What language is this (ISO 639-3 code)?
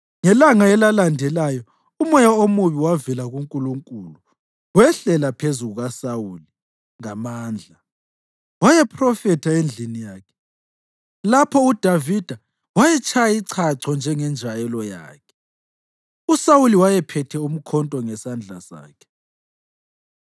nde